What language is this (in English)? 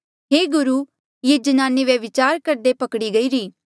Mandeali